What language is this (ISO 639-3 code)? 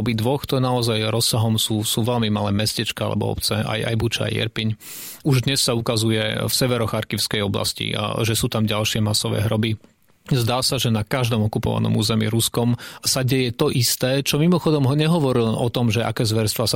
slk